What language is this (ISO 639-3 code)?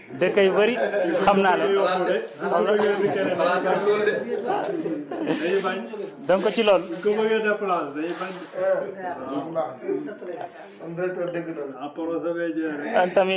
wol